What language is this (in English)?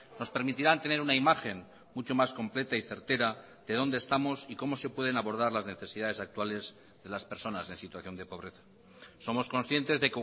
Spanish